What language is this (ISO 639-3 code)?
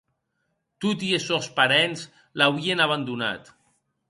oci